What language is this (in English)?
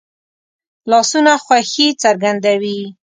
Pashto